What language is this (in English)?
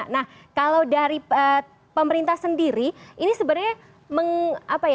Indonesian